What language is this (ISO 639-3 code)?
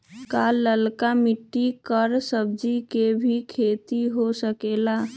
mag